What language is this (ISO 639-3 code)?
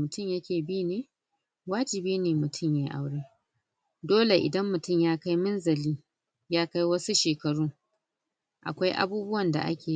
hau